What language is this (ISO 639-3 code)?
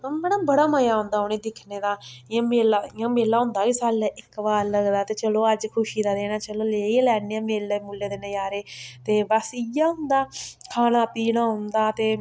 doi